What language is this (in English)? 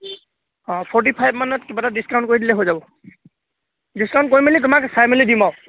Assamese